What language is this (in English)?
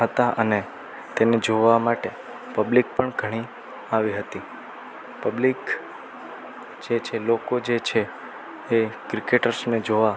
Gujarati